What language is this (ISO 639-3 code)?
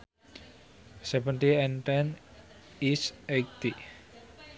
sun